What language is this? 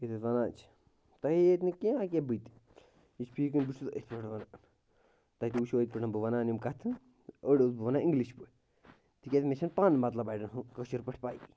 Kashmiri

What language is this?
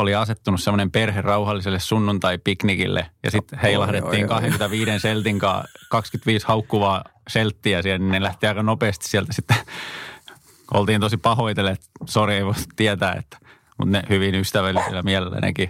Finnish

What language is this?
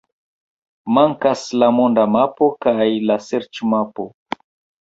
Esperanto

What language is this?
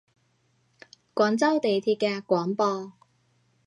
Cantonese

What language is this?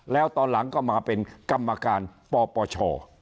Thai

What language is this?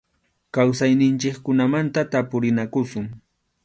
Arequipa-La Unión Quechua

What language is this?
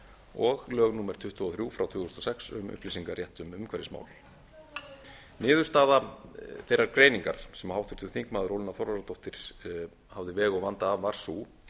Icelandic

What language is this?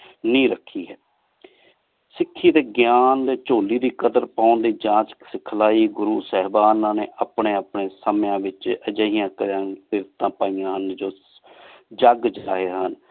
Punjabi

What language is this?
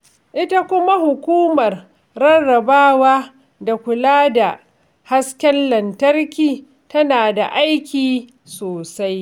Hausa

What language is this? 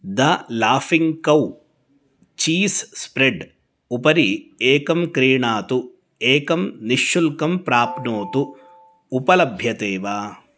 Sanskrit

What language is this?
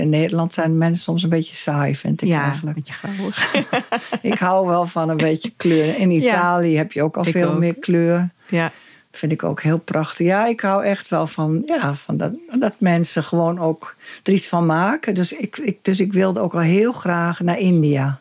Dutch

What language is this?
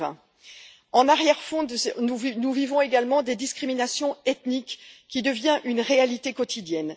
French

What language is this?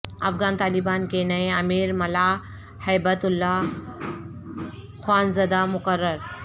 Urdu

